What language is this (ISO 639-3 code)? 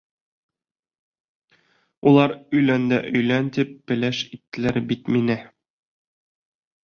bak